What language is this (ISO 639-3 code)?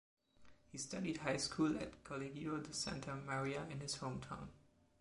eng